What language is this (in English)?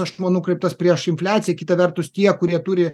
Lithuanian